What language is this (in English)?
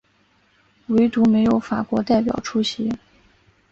Chinese